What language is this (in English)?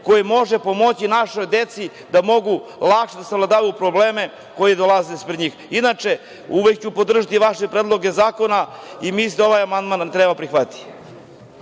Serbian